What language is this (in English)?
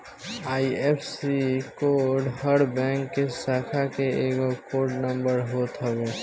Bhojpuri